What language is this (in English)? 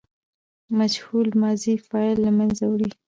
Pashto